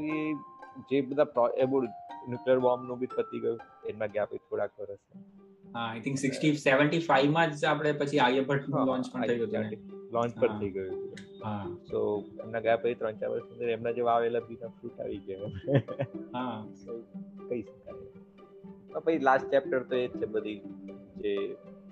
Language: Gujarati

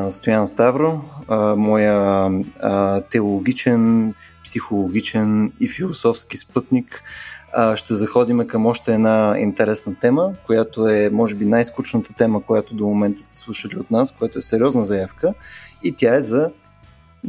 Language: Bulgarian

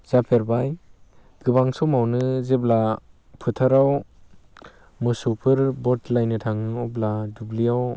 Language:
Bodo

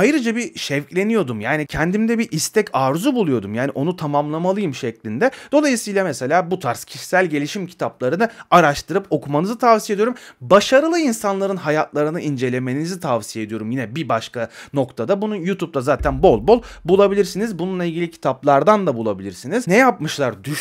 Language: Turkish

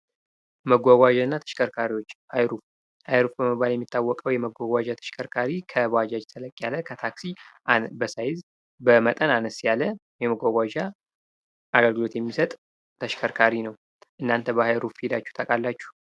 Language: Amharic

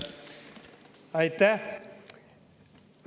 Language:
Estonian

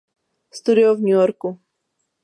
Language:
Czech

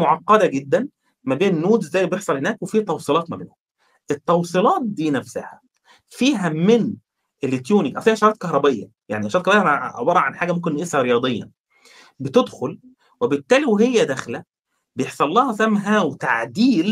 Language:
Arabic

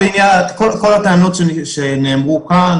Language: Hebrew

